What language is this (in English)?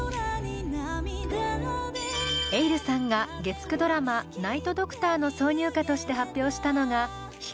Japanese